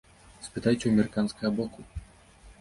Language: Belarusian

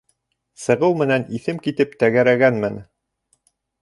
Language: Bashkir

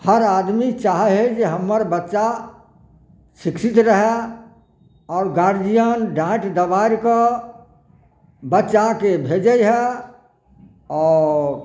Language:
Maithili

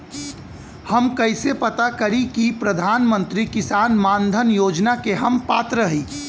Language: Bhojpuri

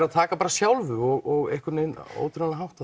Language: Icelandic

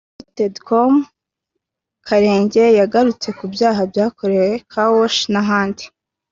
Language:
Kinyarwanda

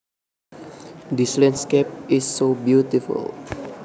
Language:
Javanese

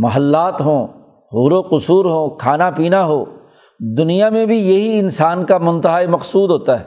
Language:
Urdu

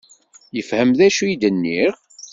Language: Kabyle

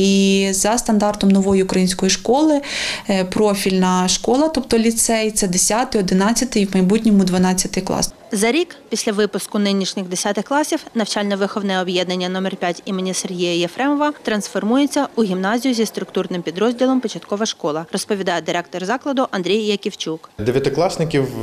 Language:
Ukrainian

